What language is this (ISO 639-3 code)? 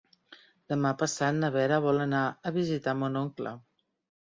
cat